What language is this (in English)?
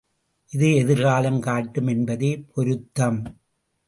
Tamil